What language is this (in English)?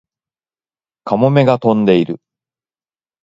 Japanese